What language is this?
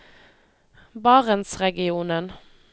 Norwegian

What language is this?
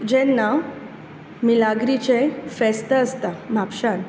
Konkani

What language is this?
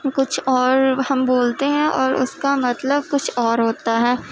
Urdu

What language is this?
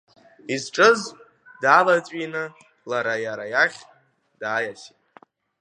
Abkhazian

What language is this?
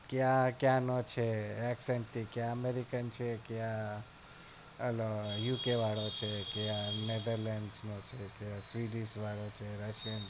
Gujarati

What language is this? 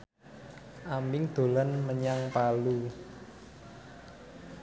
Javanese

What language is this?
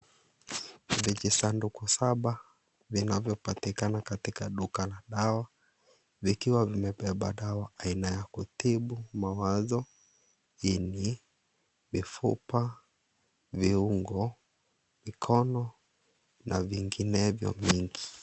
Swahili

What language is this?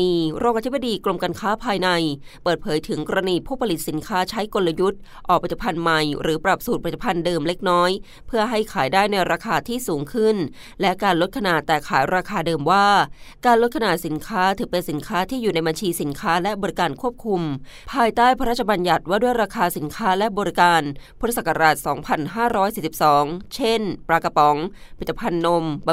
Thai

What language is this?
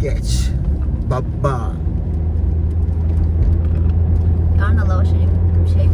Turkish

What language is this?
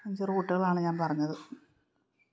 Malayalam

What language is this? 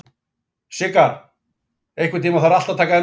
Icelandic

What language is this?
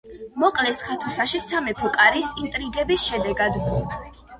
Georgian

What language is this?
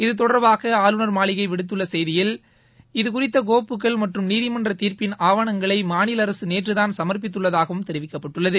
Tamil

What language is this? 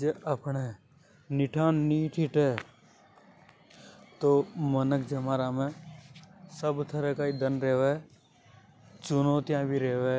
Hadothi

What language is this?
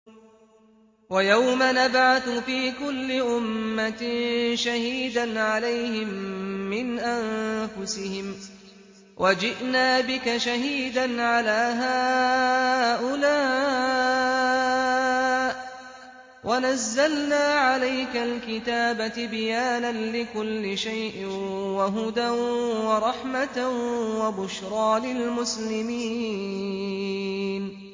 Arabic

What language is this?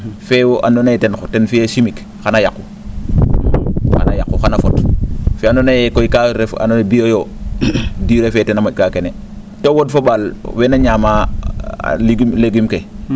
Serer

